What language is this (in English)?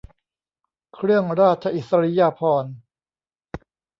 Thai